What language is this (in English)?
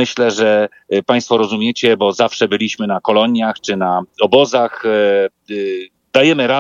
Polish